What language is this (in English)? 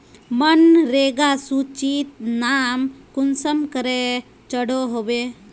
Magahi